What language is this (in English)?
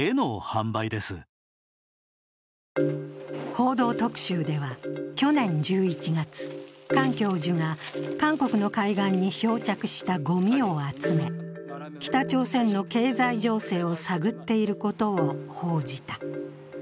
Japanese